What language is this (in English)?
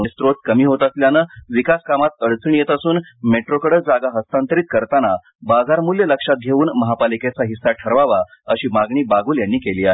Marathi